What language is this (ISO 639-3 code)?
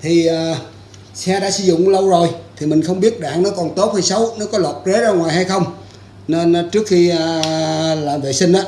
vie